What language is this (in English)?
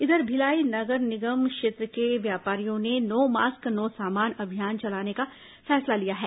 Hindi